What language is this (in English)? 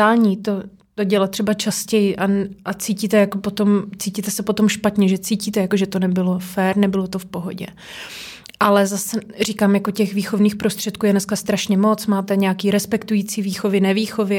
Czech